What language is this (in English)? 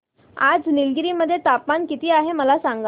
Marathi